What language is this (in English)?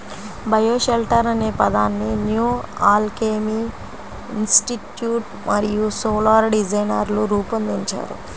Telugu